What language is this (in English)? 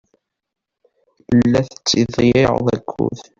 Kabyle